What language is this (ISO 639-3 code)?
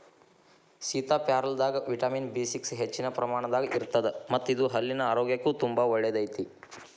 kan